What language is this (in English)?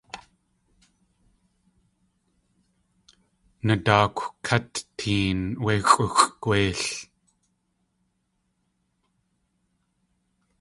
Tlingit